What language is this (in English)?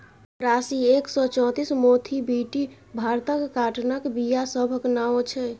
Maithili